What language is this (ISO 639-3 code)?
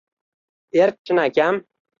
uzb